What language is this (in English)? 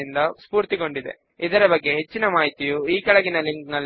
Telugu